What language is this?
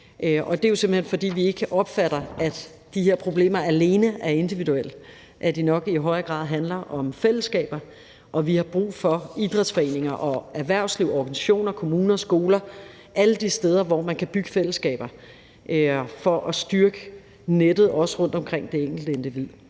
Danish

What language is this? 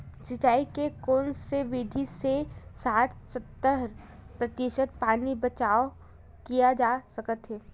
Chhattisgarhi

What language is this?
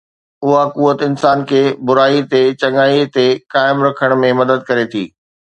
Sindhi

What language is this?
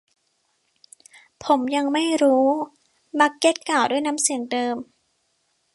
Thai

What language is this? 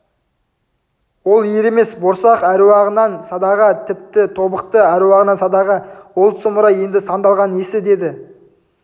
Kazakh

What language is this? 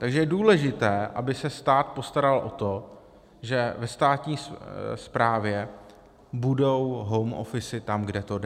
Czech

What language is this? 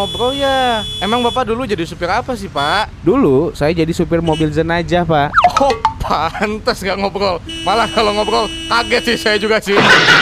Indonesian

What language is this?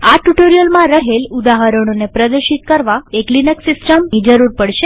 Gujarati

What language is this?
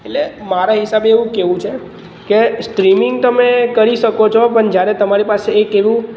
Gujarati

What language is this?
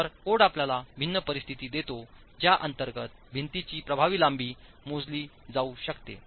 Marathi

